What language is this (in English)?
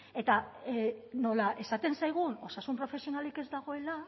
Basque